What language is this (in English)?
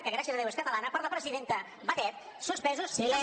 Catalan